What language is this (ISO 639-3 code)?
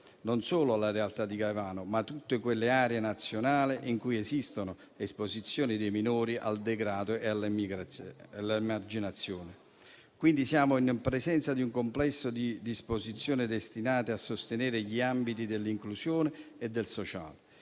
ita